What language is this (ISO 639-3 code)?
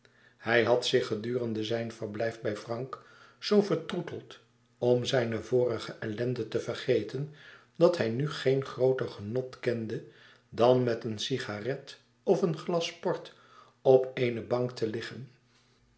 nld